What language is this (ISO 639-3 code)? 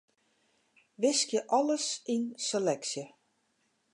fry